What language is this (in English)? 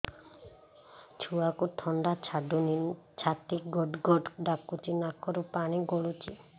Odia